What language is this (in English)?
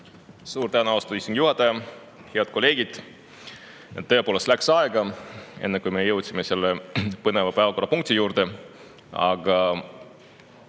Estonian